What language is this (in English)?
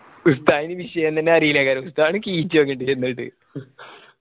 Malayalam